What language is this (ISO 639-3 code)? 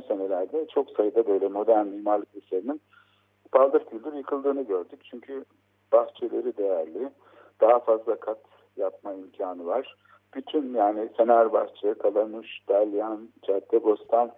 tur